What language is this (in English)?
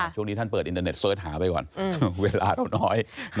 Thai